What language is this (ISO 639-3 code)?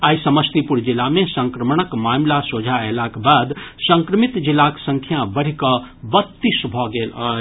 mai